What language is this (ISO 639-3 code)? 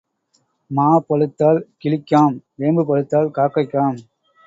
tam